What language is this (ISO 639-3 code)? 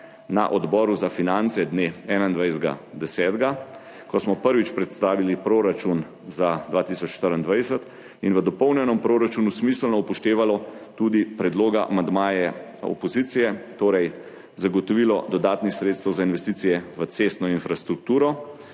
slv